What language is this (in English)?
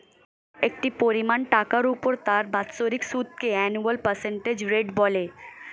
Bangla